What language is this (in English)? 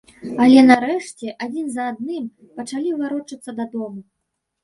Belarusian